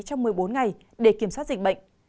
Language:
Vietnamese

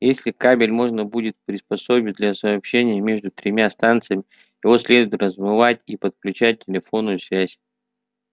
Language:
Russian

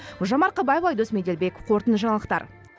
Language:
Kazakh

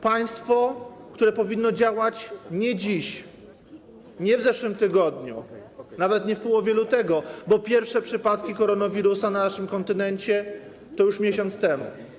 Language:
Polish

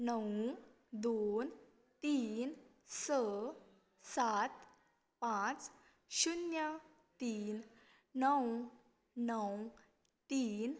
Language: Konkani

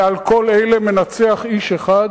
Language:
Hebrew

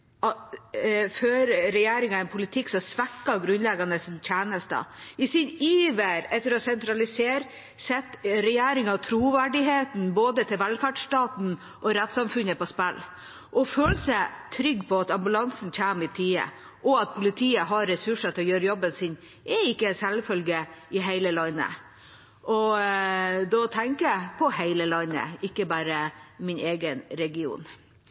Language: Norwegian Bokmål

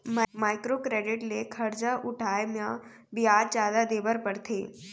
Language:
Chhattisgarhi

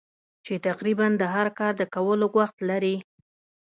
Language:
Pashto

